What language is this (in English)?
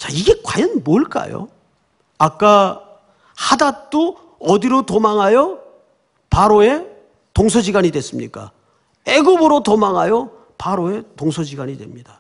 Korean